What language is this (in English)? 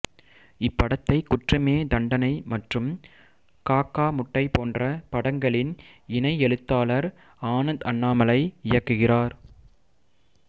Tamil